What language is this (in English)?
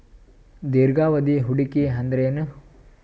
Kannada